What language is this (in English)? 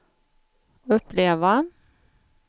Swedish